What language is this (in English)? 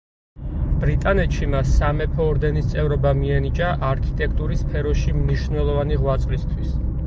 Georgian